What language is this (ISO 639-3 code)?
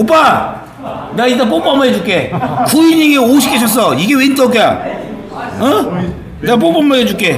kor